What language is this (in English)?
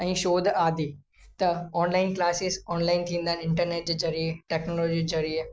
Sindhi